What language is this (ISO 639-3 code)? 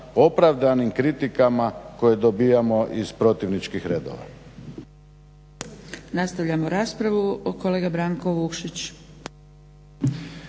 hrv